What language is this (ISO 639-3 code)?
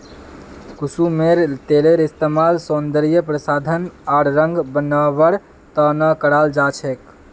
mag